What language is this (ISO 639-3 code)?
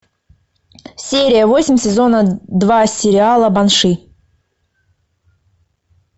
rus